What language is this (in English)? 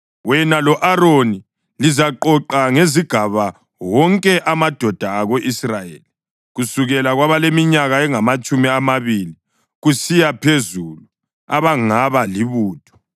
North Ndebele